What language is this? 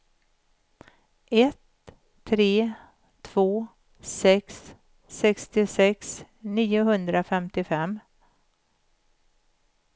Swedish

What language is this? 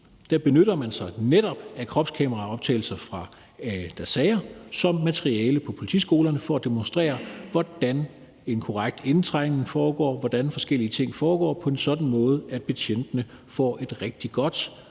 Danish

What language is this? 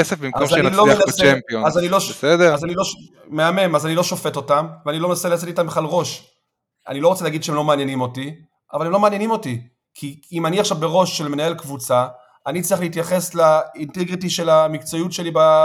Hebrew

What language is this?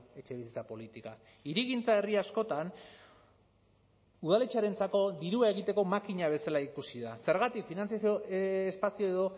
Basque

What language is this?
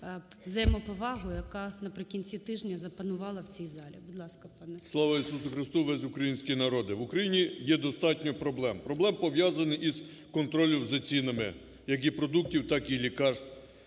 Ukrainian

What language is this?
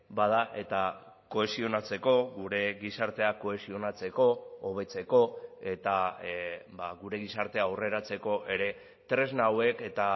Basque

